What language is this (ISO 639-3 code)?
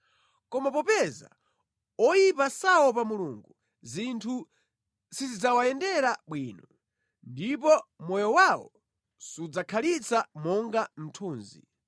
nya